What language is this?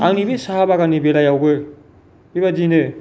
Bodo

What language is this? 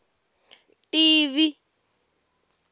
Tsonga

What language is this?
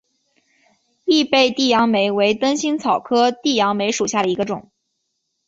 Chinese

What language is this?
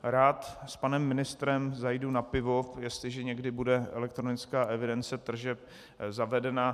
Czech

